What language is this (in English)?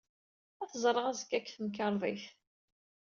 Kabyle